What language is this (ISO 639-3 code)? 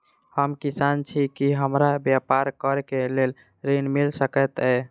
mai